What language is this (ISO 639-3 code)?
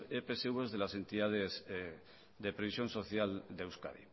spa